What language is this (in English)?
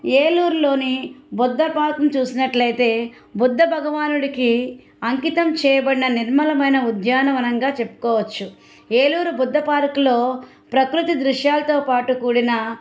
Telugu